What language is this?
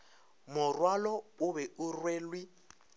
Northern Sotho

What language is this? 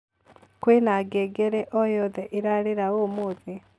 Kikuyu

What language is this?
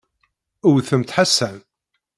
Kabyle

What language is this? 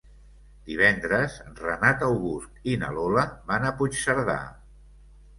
Catalan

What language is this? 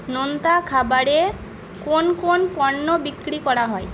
Bangla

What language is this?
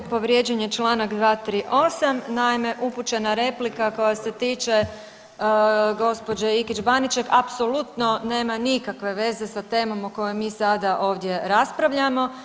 Croatian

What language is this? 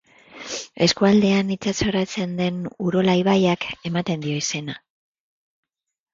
Basque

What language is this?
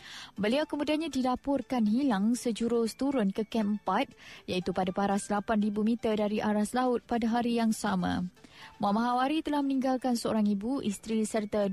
Malay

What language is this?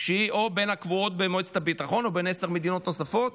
Hebrew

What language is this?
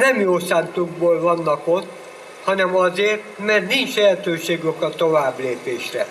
Hungarian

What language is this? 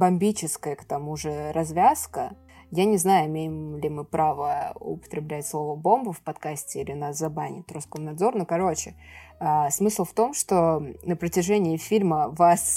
Russian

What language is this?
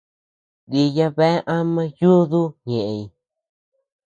Tepeuxila Cuicatec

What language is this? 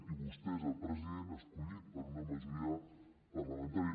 Catalan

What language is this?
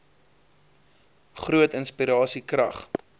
Afrikaans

